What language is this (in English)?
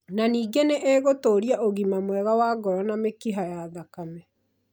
Kikuyu